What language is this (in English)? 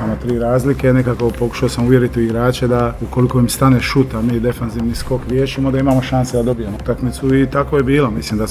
Croatian